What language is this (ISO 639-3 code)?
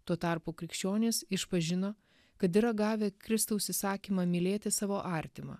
lit